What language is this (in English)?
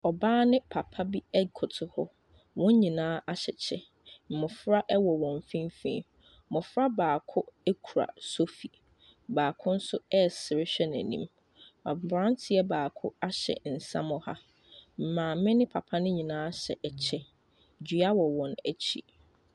Akan